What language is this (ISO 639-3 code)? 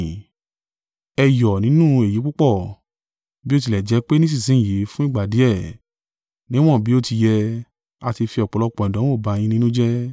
yor